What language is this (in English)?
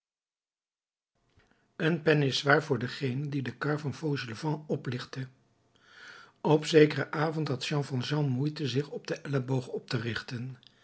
Dutch